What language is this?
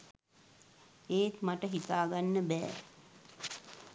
Sinhala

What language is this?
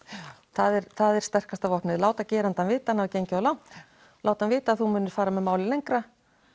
Icelandic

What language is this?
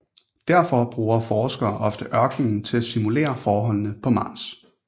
Danish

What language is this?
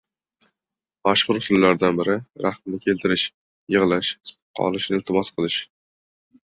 Uzbek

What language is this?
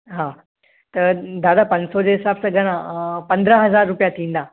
Sindhi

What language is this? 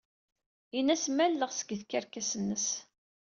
Kabyle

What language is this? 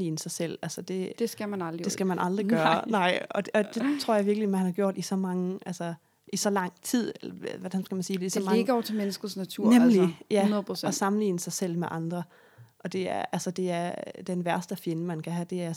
Danish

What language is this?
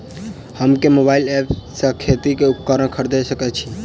Maithili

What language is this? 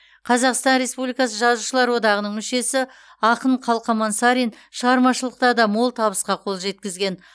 Kazakh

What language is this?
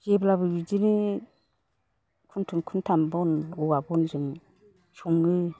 Bodo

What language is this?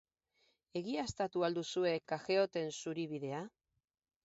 Basque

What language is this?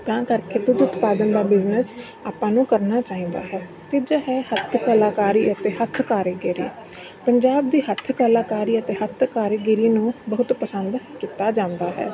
Punjabi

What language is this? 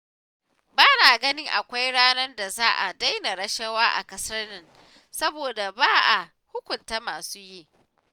Hausa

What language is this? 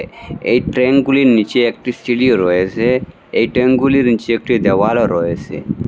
Bangla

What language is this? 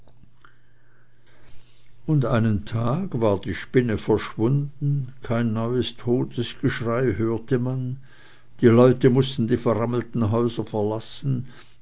German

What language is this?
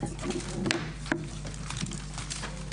Hebrew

